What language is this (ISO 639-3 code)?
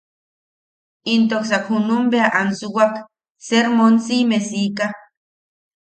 yaq